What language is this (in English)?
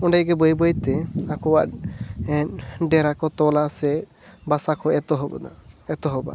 Santali